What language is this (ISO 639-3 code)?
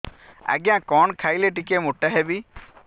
ori